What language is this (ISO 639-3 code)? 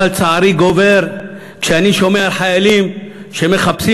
heb